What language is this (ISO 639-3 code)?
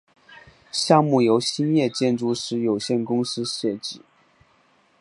zho